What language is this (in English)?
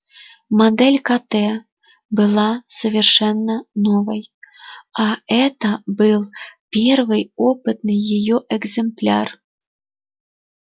Russian